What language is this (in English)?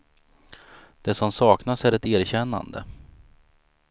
Swedish